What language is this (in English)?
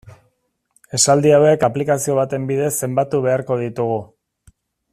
Basque